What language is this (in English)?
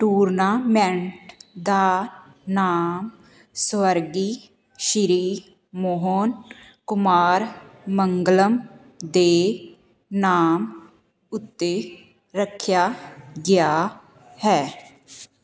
Punjabi